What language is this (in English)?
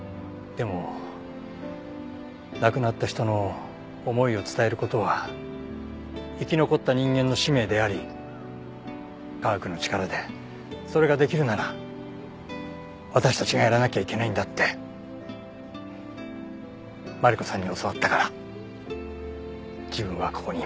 Japanese